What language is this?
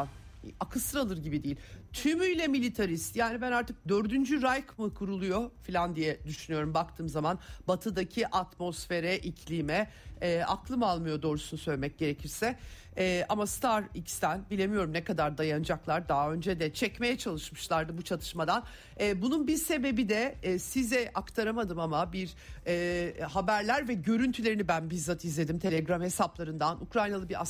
Turkish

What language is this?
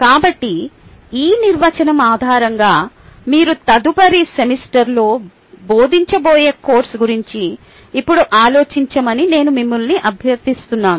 Telugu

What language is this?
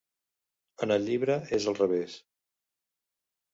Catalan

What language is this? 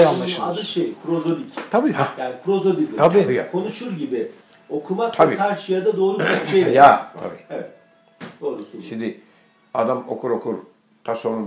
Turkish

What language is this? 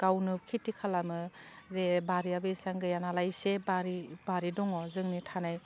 Bodo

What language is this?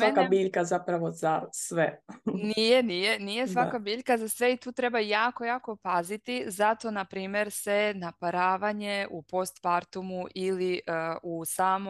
Croatian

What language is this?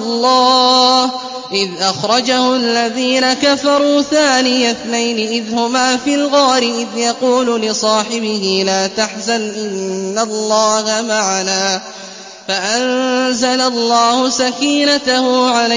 Arabic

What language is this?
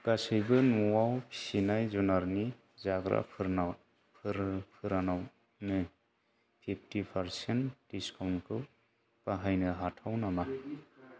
Bodo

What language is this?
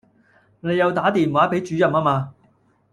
Cantonese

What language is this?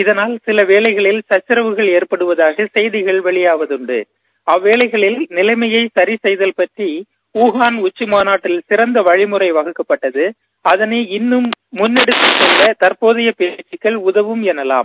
Tamil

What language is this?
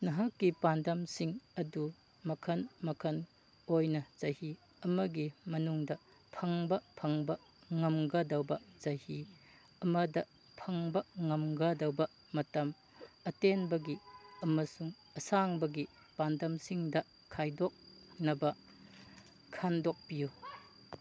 Manipuri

